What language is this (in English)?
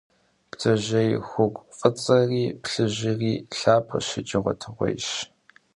Kabardian